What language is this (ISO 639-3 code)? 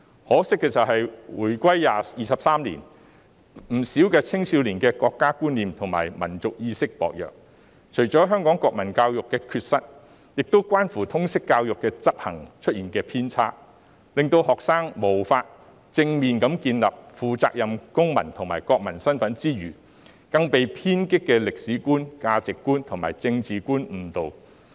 yue